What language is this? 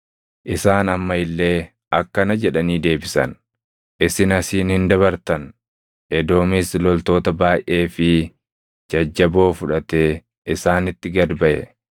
Oromo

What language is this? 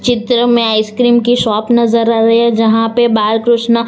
Hindi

